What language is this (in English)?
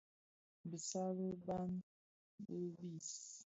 Bafia